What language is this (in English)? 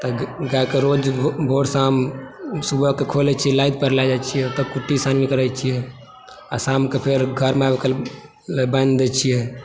Maithili